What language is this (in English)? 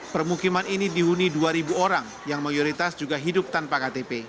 Indonesian